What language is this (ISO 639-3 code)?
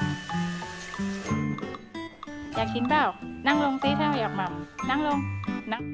tha